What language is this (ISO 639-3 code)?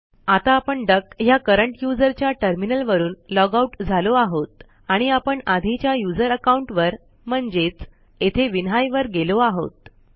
mar